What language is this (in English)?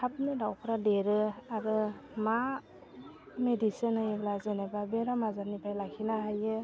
Bodo